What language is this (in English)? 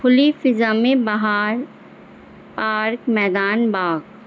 Urdu